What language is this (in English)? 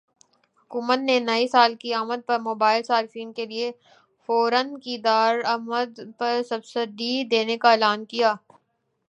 Urdu